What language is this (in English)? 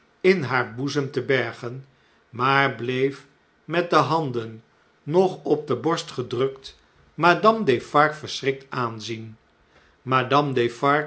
Dutch